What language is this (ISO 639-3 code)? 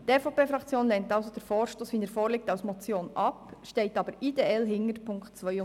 gsw